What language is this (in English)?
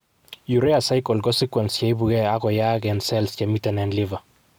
Kalenjin